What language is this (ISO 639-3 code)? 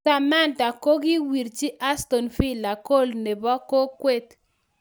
kln